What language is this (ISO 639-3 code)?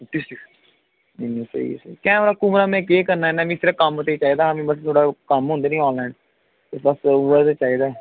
doi